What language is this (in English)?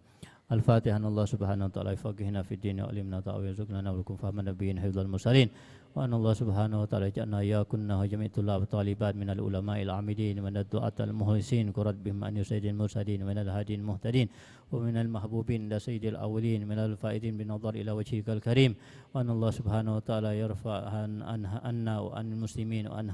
Indonesian